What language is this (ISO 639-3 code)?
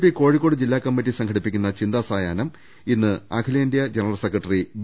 mal